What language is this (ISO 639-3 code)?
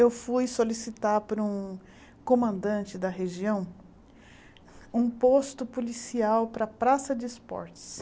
por